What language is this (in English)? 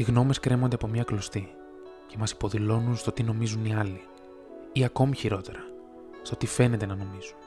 Greek